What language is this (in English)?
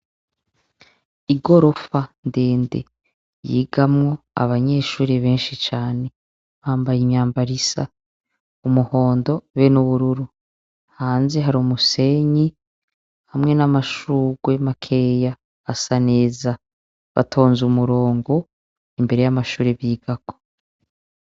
Rundi